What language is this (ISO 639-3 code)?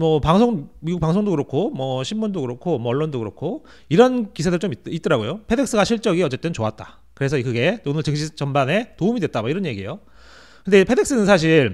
kor